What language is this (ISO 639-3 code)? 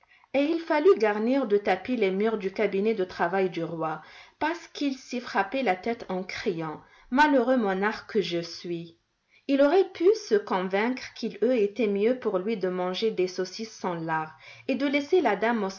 fra